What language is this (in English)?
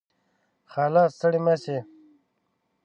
Pashto